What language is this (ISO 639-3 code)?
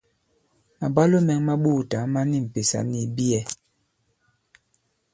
abb